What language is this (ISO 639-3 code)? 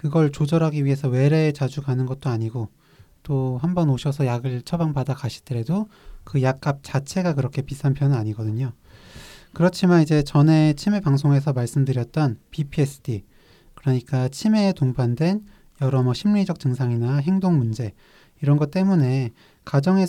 kor